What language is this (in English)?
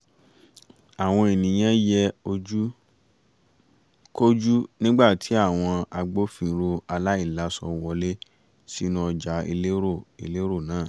Yoruba